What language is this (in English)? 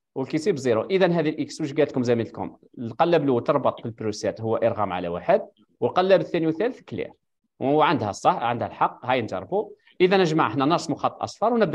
Arabic